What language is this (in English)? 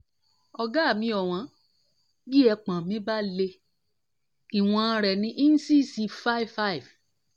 Yoruba